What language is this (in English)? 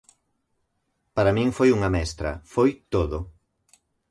Galician